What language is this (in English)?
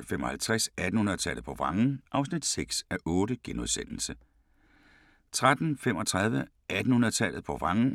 Danish